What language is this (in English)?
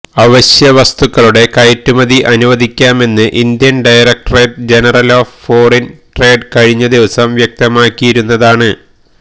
Malayalam